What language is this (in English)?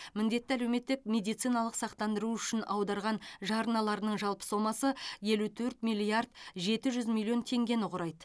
Kazakh